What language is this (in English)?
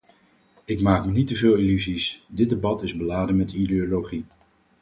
Dutch